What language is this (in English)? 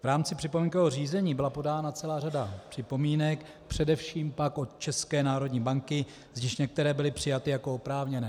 Czech